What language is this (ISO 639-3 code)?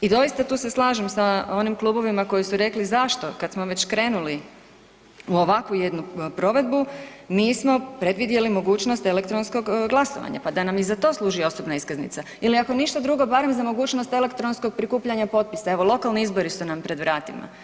hrv